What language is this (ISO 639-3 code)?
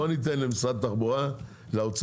heb